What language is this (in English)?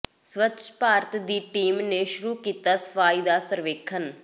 Punjabi